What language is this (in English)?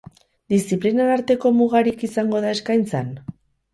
Basque